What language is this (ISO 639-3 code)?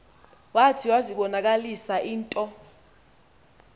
xho